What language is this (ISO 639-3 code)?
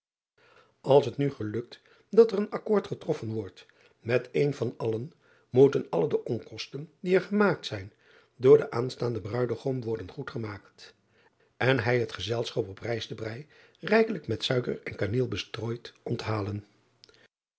nld